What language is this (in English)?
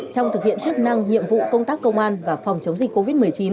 Vietnamese